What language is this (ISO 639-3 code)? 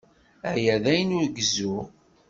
kab